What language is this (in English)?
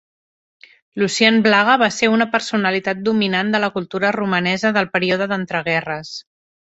Catalan